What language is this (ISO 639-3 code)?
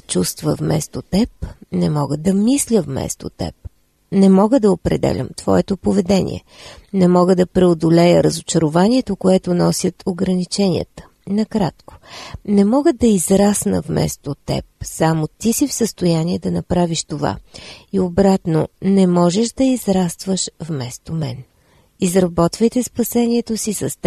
bul